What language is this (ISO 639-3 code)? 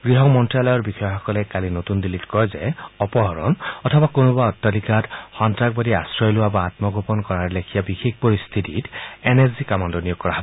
asm